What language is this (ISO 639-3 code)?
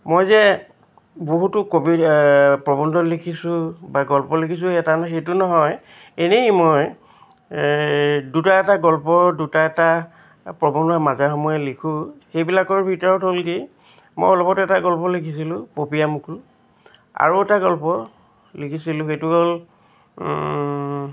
asm